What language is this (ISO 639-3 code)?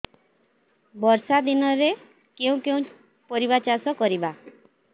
ori